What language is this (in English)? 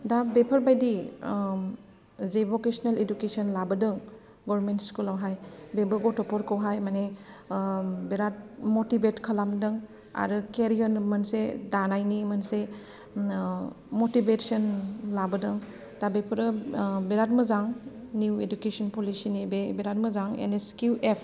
Bodo